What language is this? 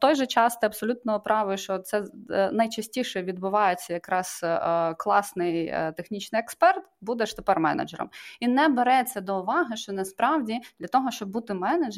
Ukrainian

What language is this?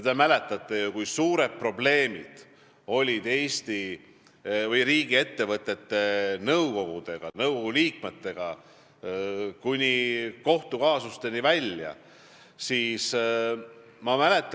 Estonian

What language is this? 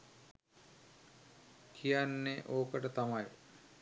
Sinhala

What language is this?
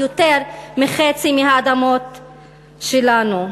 Hebrew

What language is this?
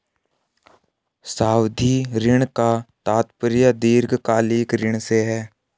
Hindi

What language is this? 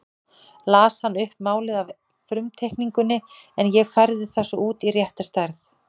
Icelandic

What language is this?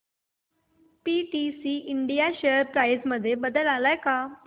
Marathi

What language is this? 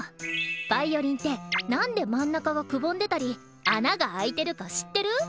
Japanese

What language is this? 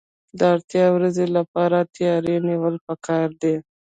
Pashto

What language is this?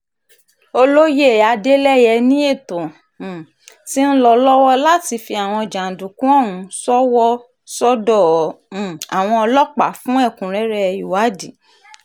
Yoruba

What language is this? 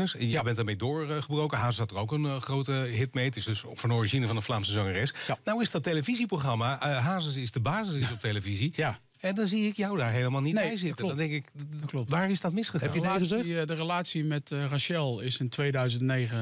Dutch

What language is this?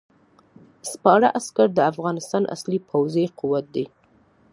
Pashto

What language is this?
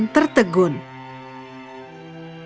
Indonesian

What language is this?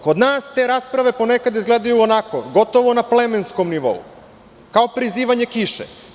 Serbian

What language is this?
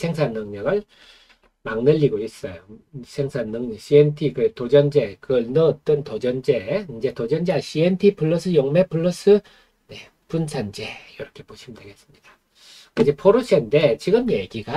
Korean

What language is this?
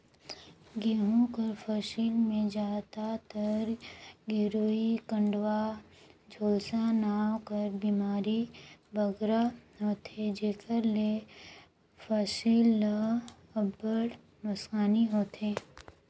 Chhattisgarhi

